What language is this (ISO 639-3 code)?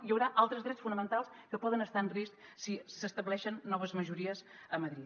cat